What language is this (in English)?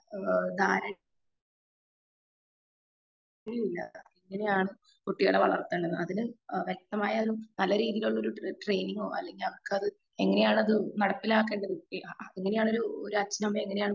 Malayalam